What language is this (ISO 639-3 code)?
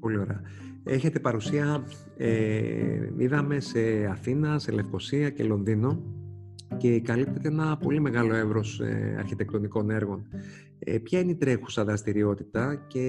ell